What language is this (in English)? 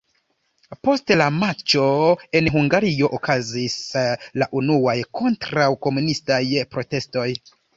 Esperanto